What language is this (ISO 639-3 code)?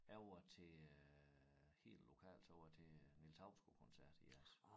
dan